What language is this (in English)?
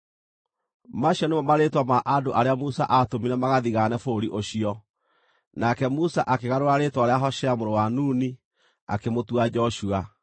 Kikuyu